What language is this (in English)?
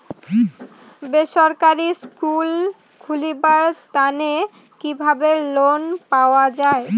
Bangla